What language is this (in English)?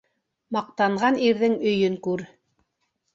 Bashkir